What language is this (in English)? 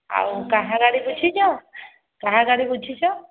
Odia